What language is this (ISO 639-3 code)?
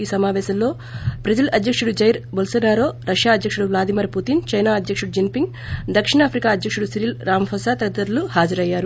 tel